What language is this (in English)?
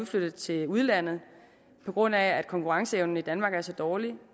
Danish